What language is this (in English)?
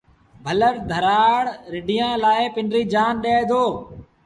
Sindhi Bhil